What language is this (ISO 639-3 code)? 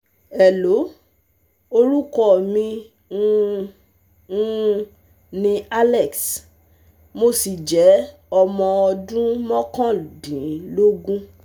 yor